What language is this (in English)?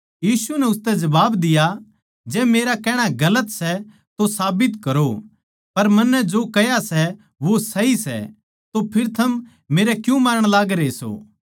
Haryanvi